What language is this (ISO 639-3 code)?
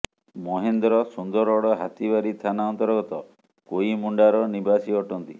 ori